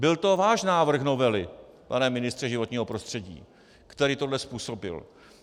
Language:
Czech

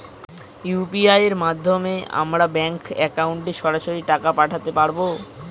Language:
Bangla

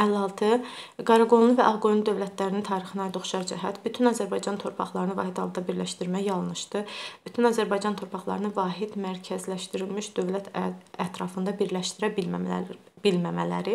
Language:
Turkish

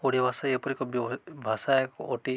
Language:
Odia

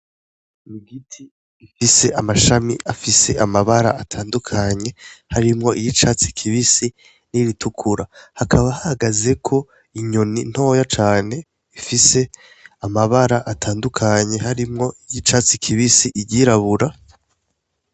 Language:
Rundi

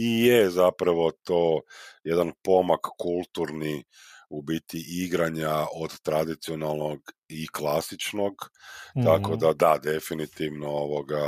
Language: Croatian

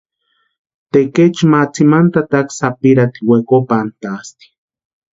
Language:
Western Highland Purepecha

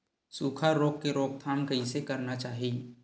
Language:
Chhattisgarhi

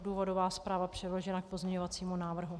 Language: Czech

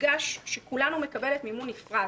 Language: Hebrew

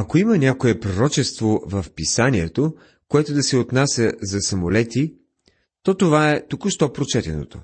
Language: Bulgarian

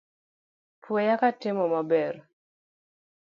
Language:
Luo (Kenya and Tanzania)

